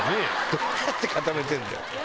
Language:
Japanese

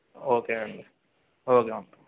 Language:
Telugu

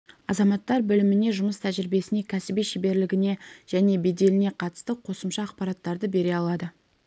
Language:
Kazakh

